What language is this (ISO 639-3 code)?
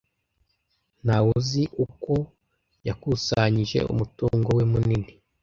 kin